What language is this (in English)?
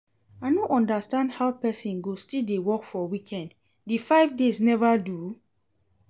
Nigerian Pidgin